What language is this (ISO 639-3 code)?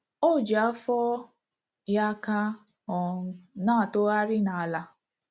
ibo